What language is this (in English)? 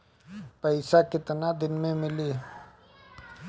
Bhojpuri